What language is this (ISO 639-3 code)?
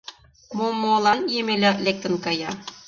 chm